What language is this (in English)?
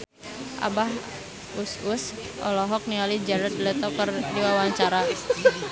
Sundanese